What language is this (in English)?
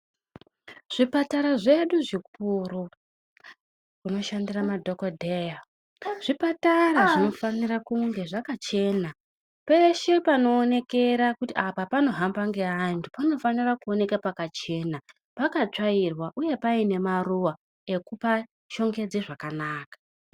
Ndau